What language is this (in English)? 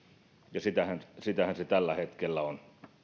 Finnish